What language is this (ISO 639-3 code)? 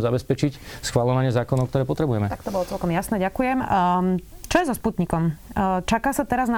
slk